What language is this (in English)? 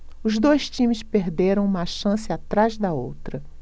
Portuguese